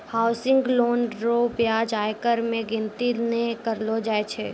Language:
Maithili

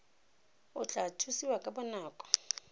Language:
Tswana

